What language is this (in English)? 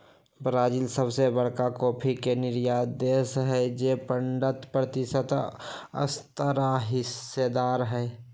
Magahi